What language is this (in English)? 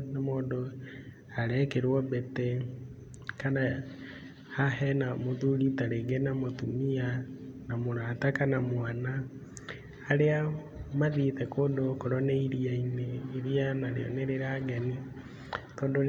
Kikuyu